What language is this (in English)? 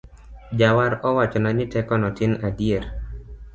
Luo (Kenya and Tanzania)